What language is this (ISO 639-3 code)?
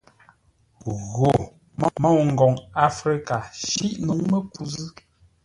nla